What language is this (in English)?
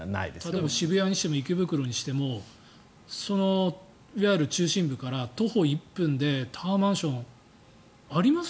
Japanese